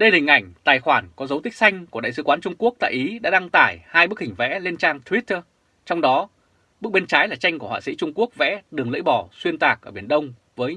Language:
Vietnamese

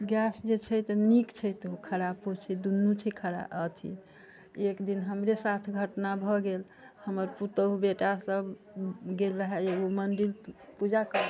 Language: Maithili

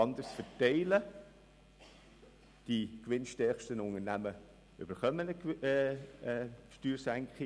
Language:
Swiss German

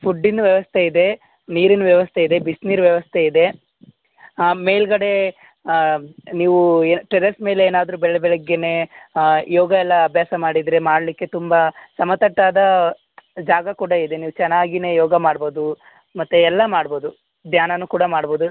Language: Kannada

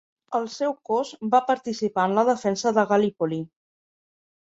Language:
Catalan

